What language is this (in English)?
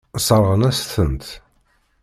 Kabyle